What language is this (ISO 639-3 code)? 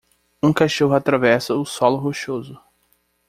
por